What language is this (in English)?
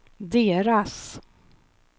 Swedish